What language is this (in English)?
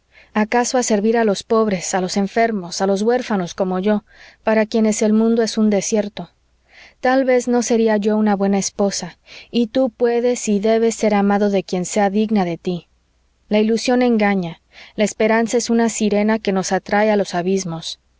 Spanish